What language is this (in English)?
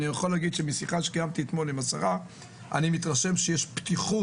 Hebrew